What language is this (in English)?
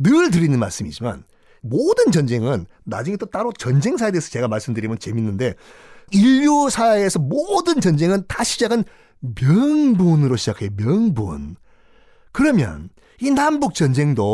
Korean